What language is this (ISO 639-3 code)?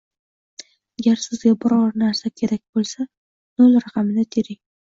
uzb